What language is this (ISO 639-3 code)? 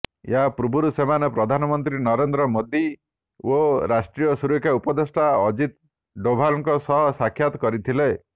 ori